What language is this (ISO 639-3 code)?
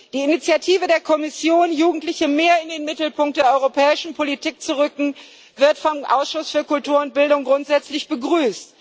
deu